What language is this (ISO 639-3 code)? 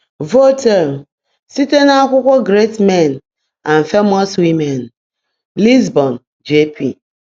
ibo